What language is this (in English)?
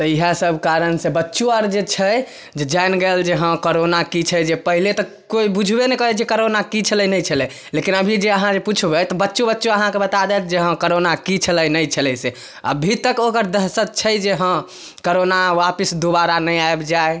Maithili